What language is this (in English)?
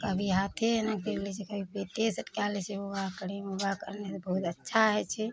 Maithili